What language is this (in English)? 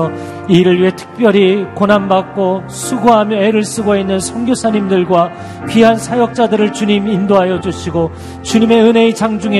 Korean